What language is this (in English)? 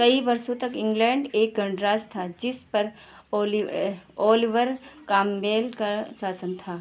Hindi